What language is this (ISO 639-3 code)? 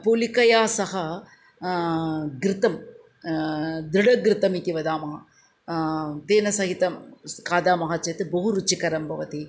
san